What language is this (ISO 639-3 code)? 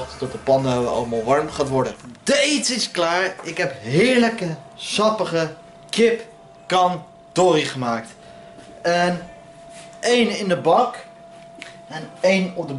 nld